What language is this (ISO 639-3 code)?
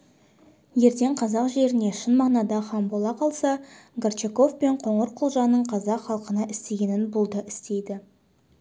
kaz